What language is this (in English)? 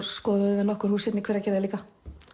Icelandic